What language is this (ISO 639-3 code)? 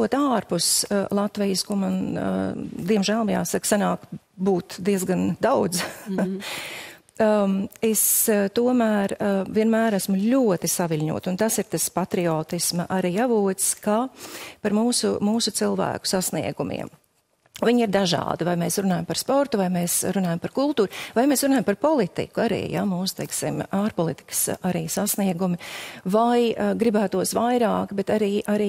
lav